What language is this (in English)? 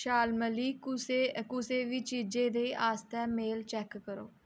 Dogri